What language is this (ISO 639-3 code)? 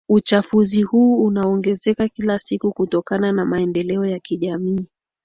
swa